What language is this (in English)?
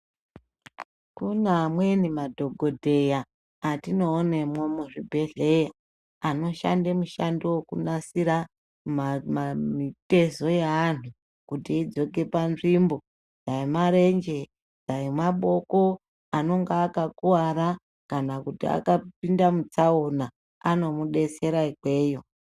Ndau